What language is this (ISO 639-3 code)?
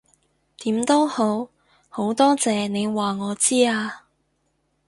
yue